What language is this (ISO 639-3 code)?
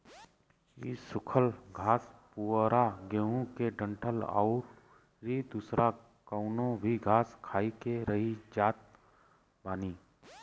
bho